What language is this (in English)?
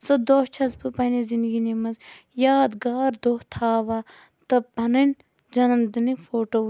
Kashmiri